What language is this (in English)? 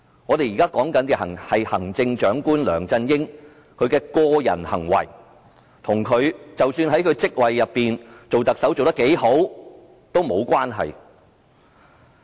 Cantonese